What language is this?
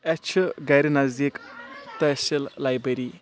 Kashmiri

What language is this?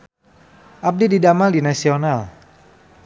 Sundanese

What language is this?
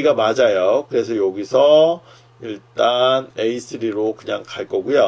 Korean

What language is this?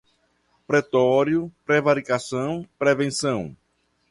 Portuguese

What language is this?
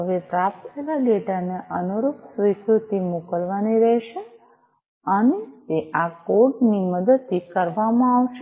Gujarati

